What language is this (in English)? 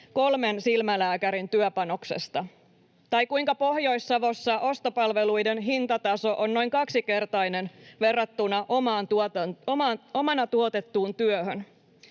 Finnish